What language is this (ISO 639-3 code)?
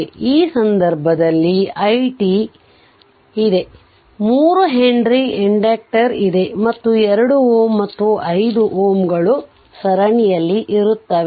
kan